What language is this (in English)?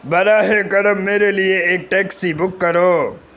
Urdu